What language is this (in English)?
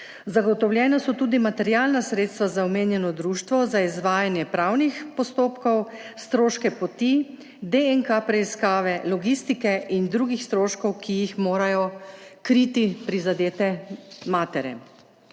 Slovenian